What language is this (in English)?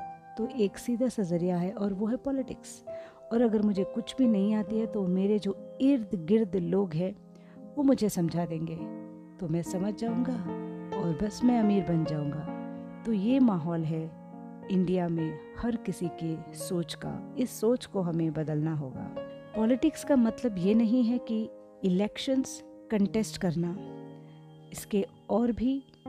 Hindi